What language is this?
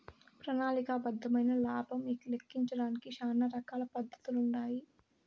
Telugu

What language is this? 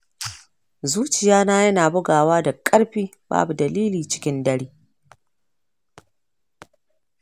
Hausa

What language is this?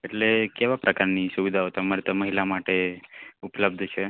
Gujarati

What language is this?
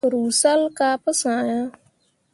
Mundang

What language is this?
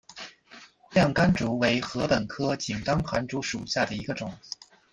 Chinese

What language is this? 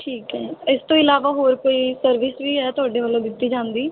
Punjabi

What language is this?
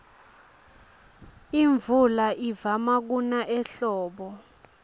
Swati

